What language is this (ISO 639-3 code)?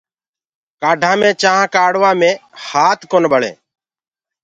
ggg